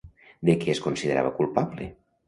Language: Catalan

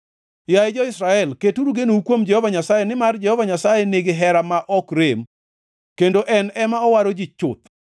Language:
Luo (Kenya and Tanzania)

